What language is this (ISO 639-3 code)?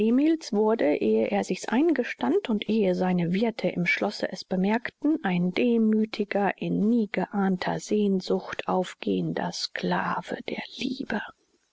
deu